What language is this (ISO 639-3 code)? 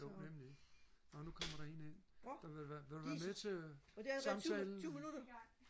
dan